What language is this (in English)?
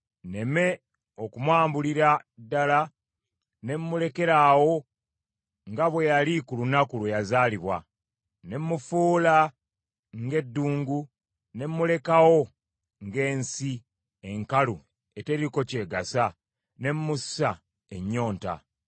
Ganda